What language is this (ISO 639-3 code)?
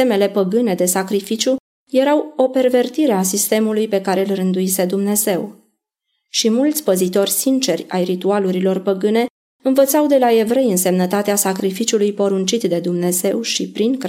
ron